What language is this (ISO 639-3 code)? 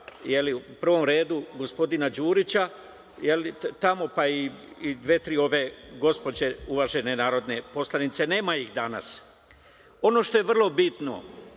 srp